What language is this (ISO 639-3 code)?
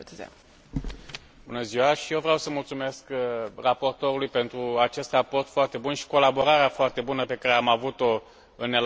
ron